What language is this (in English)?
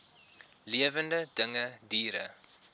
Afrikaans